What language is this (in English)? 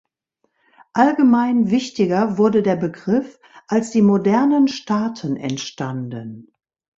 German